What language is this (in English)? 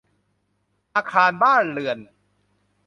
Thai